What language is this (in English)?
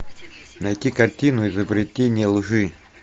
Russian